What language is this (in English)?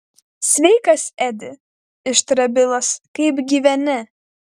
Lithuanian